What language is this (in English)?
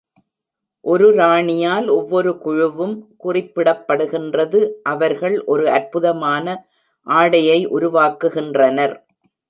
Tamil